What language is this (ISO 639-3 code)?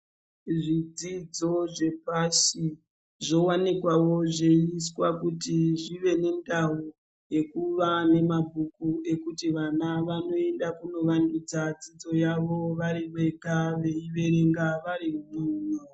ndc